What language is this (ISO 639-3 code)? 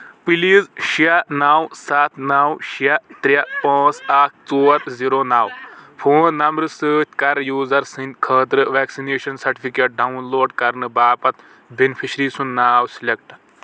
kas